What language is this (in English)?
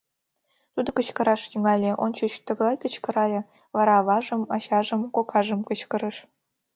Mari